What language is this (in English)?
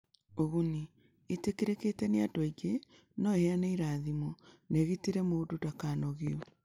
Kikuyu